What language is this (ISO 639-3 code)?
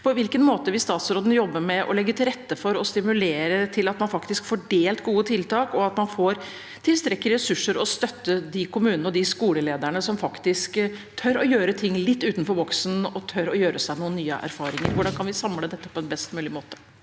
nor